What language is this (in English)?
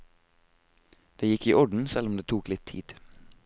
Norwegian